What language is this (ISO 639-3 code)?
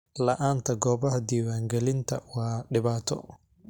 som